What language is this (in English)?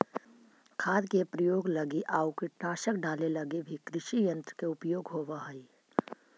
Magahi